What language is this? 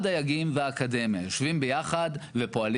Hebrew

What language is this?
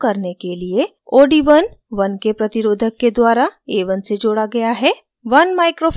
Hindi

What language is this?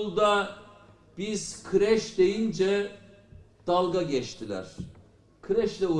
Turkish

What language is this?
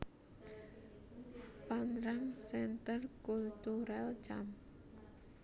Javanese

